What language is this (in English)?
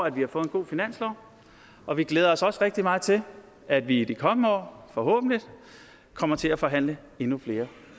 Danish